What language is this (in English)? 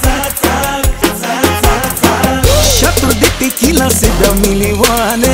Romanian